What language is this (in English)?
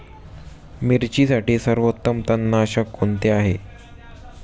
Marathi